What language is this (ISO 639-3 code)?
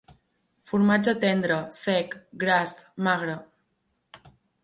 cat